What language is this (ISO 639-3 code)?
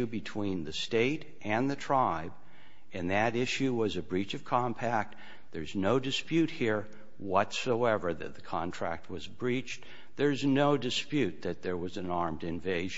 eng